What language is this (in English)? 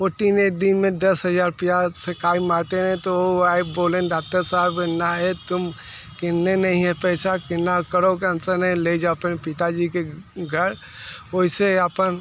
Hindi